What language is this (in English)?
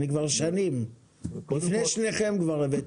Hebrew